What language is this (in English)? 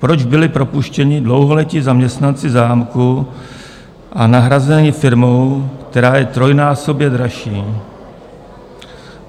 Czech